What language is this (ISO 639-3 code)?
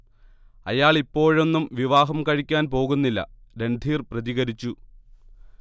mal